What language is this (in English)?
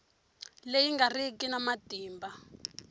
Tsonga